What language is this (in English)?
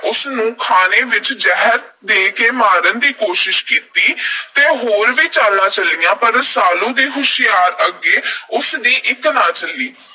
Punjabi